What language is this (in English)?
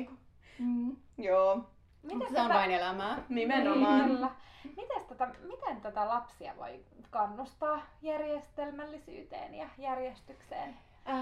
Finnish